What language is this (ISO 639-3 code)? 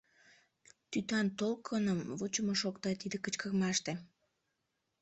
chm